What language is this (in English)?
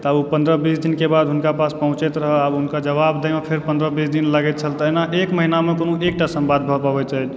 Maithili